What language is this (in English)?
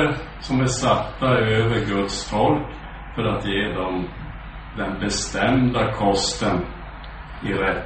Swedish